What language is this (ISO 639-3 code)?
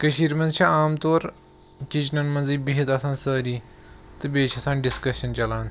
kas